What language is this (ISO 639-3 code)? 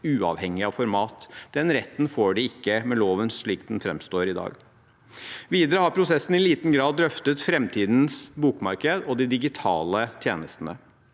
nor